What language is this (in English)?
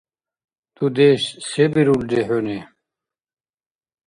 Dargwa